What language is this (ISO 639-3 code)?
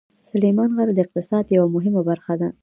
pus